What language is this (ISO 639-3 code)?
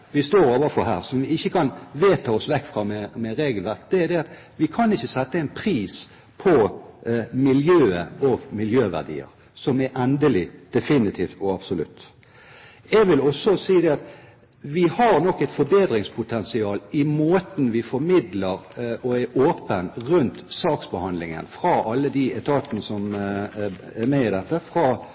nob